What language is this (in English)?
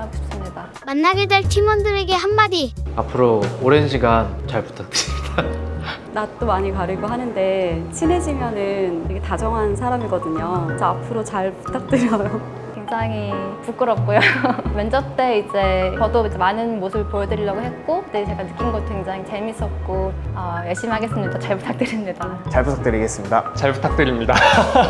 Korean